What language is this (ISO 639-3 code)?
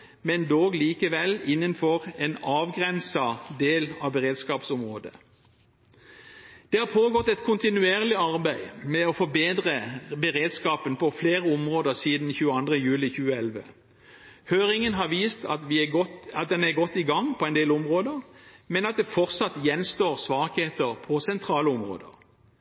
nob